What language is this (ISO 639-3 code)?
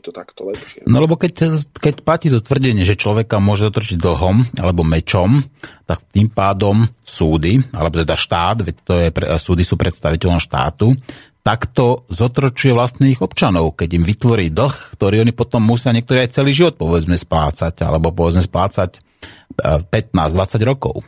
slk